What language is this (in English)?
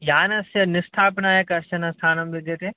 Sanskrit